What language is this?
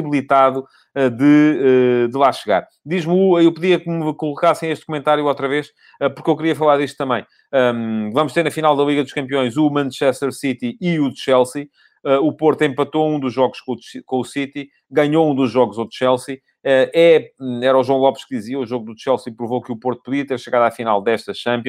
Portuguese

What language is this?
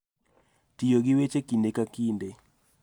Luo (Kenya and Tanzania)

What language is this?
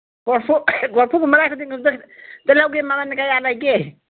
Manipuri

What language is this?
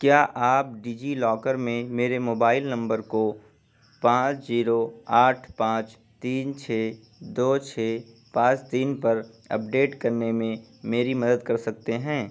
Urdu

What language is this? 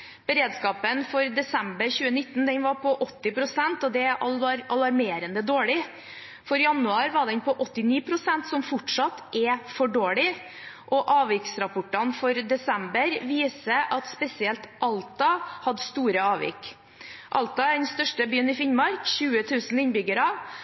Norwegian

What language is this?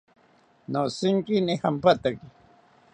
South Ucayali Ashéninka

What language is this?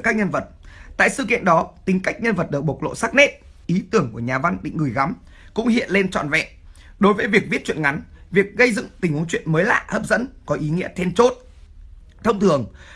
Vietnamese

